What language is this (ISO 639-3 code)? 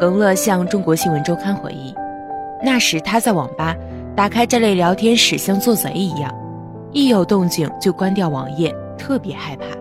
zho